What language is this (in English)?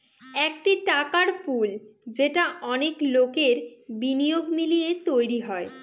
Bangla